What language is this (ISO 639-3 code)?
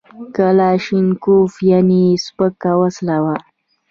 pus